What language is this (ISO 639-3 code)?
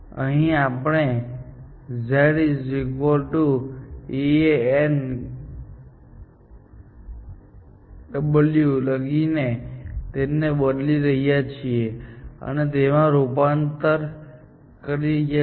guj